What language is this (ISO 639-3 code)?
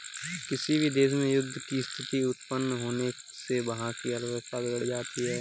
hin